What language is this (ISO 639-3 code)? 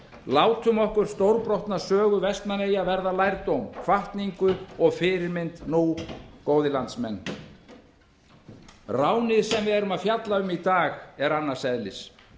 isl